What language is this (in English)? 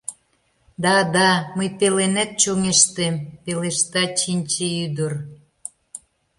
Mari